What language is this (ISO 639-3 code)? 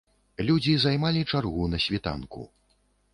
bel